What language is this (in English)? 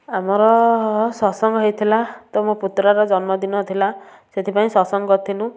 Odia